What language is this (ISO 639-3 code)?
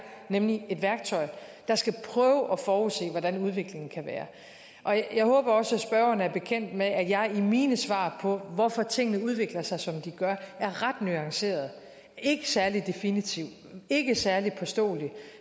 dan